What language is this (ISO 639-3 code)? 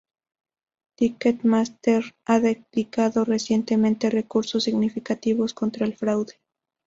spa